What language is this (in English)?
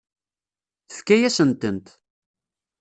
Kabyle